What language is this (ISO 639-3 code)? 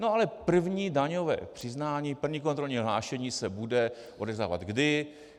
ces